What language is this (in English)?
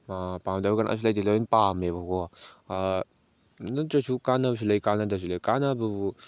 Manipuri